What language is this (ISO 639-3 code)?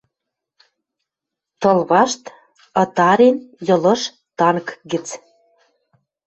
mrj